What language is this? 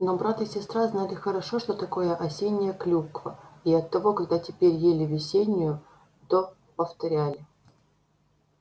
Russian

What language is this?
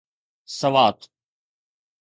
Sindhi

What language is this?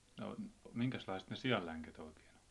Finnish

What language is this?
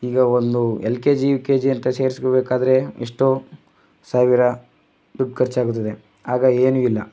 Kannada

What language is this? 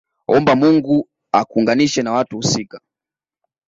Swahili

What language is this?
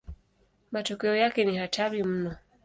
Swahili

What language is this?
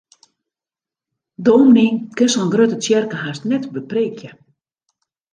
Western Frisian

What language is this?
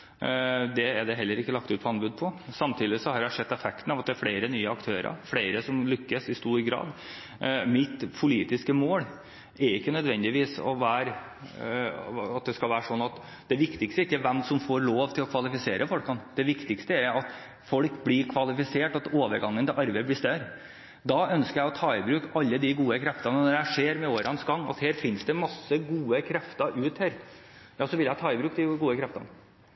Norwegian Bokmål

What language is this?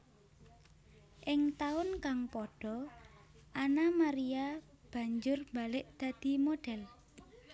Javanese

